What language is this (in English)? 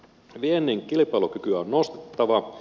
Finnish